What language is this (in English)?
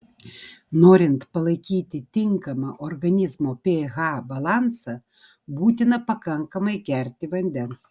Lithuanian